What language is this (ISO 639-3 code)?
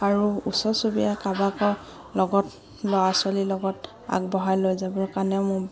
asm